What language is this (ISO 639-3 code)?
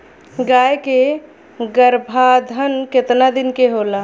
bho